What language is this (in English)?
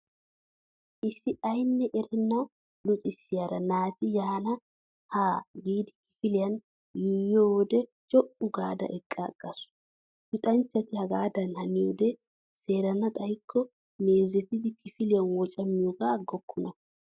Wolaytta